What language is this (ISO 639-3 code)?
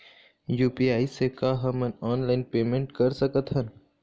hne